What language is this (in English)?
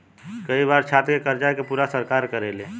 Bhojpuri